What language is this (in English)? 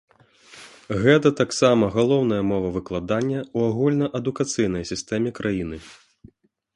Belarusian